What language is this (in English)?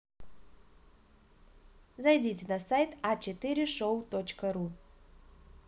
Russian